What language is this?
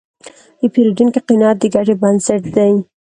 Pashto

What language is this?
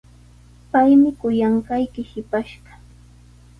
Sihuas Ancash Quechua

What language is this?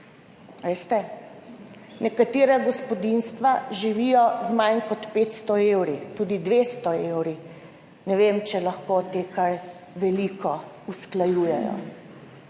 Slovenian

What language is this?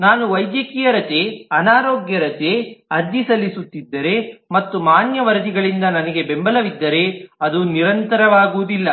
Kannada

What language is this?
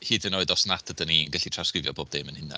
Welsh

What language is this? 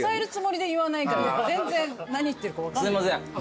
Japanese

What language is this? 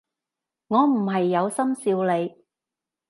Cantonese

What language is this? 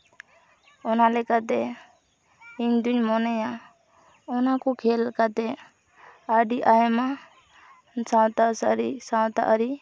Santali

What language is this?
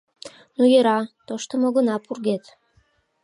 Mari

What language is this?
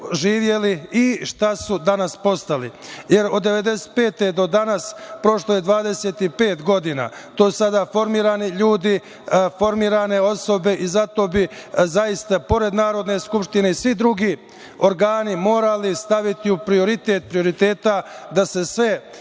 Serbian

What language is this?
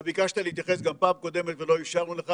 Hebrew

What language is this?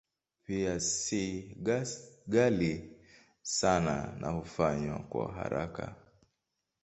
Swahili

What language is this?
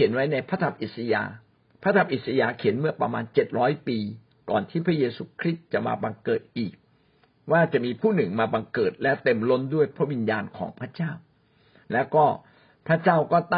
Thai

